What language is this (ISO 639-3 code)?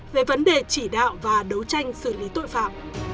vie